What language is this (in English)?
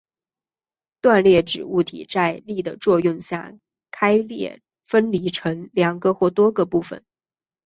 Chinese